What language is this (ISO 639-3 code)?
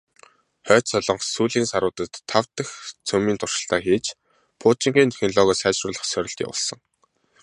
mon